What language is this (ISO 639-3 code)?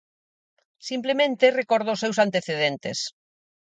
glg